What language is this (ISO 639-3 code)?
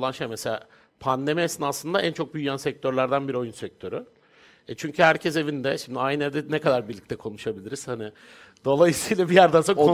tur